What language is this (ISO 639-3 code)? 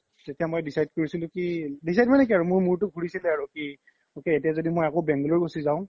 asm